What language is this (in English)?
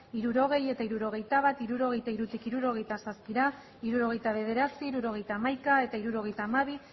Basque